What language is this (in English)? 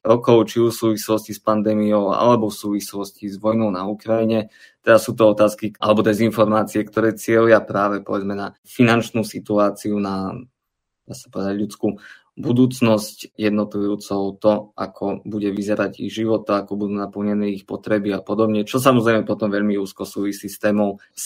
Slovak